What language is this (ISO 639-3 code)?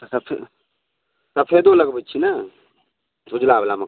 mai